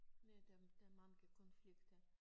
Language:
Danish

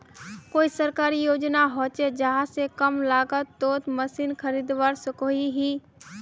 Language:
Magahi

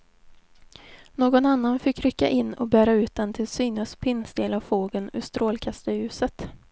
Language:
Swedish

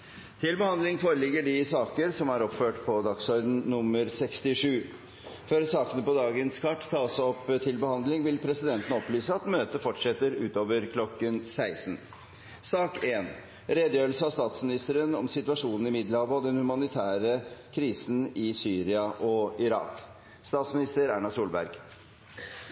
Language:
Norwegian Bokmål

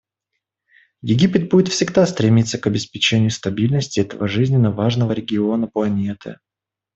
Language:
Russian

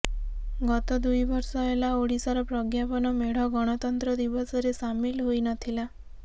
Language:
Odia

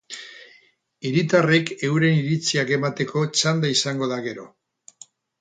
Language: Basque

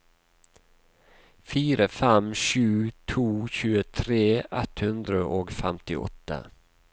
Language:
Norwegian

